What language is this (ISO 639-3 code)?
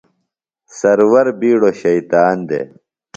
phl